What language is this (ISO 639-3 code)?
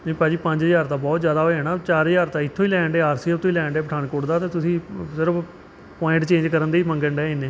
pan